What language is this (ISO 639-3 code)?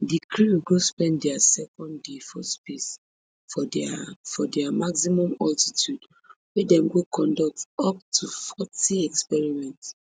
pcm